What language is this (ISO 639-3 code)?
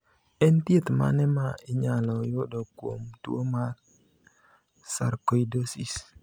luo